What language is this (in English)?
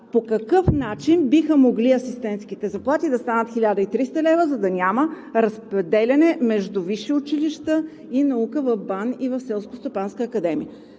Bulgarian